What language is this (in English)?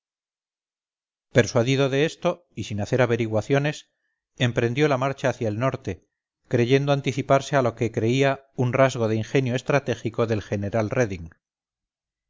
Spanish